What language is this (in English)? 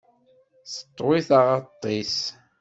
Kabyle